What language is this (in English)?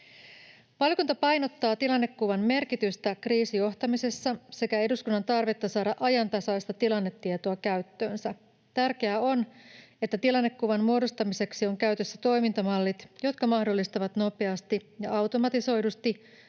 Finnish